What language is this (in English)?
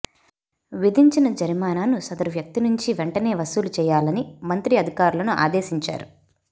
Telugu